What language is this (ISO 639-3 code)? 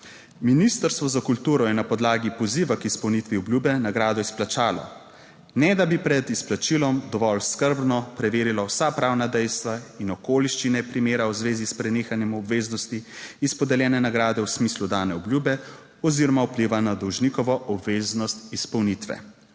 slv